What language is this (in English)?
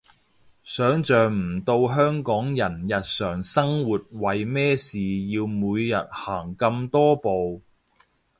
Cantonese